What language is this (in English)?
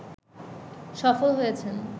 Bangla